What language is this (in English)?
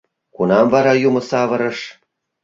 Mari